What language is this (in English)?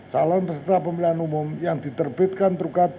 Indonesian